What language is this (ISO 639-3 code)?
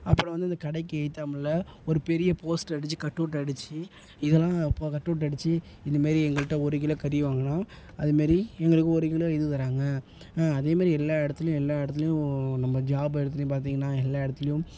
tam